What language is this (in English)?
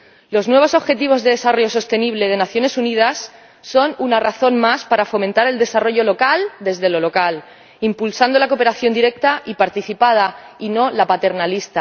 Spanish